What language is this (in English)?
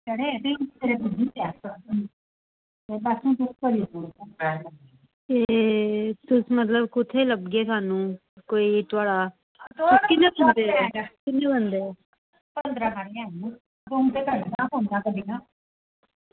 Dogri